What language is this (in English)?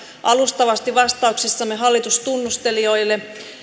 Finnish